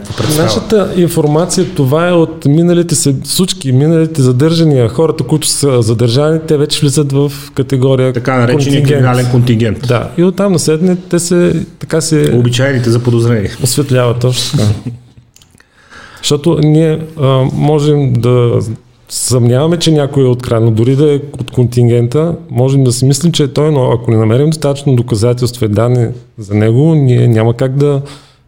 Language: Bulgarian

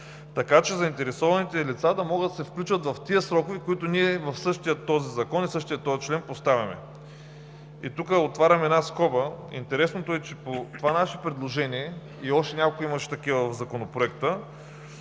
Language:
Bulgarian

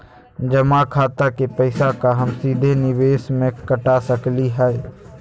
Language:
Magahi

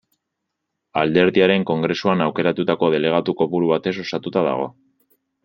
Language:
Basque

